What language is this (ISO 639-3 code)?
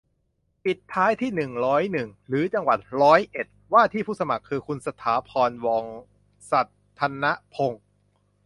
tha